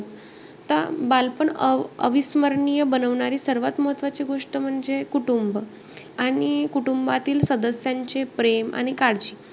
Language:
Marathi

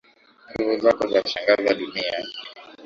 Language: Swahili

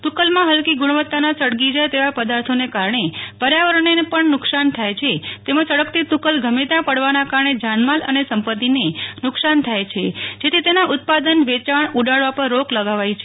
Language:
Gujarati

